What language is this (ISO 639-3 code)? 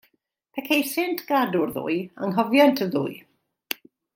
cym